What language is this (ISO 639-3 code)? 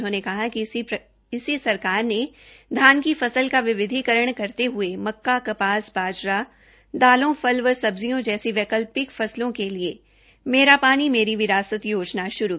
hin